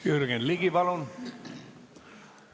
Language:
Estonian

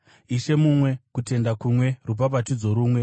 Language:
Shona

